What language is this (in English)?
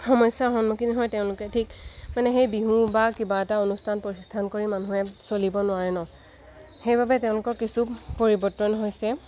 Assamese